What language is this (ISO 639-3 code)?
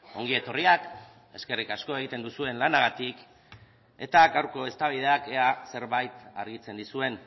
eus